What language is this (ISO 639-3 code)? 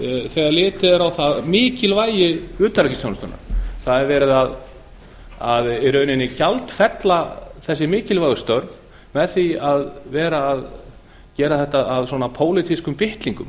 isl